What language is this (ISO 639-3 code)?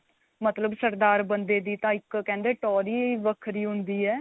pan